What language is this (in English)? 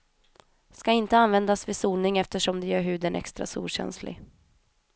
Swedish